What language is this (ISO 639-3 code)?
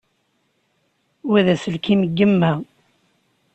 kab